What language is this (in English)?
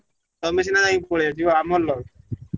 Odia